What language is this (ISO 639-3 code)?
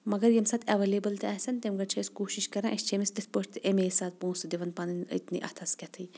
kas